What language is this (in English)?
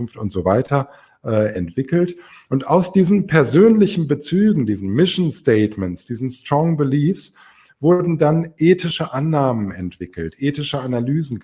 German